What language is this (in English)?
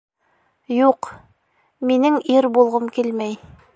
Bashkir